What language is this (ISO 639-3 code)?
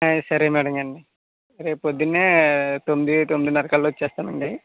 tel